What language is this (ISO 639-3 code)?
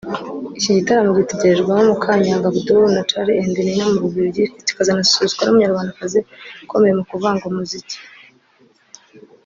kin